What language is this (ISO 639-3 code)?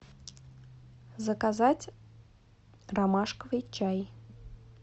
rus